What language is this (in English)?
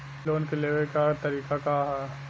Bhojpuri